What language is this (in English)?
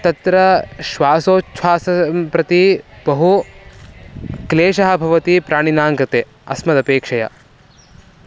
Sanskrit